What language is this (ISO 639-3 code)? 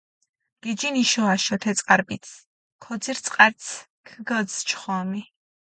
xmf